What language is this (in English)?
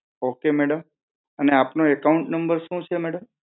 Gujarati